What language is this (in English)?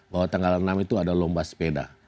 Indonesian